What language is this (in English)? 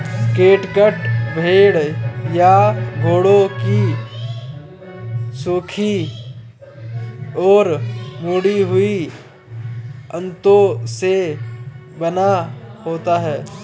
Hindi